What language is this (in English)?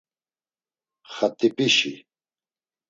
Laz